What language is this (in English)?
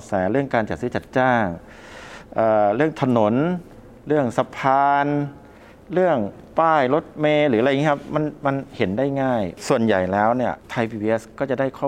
Thai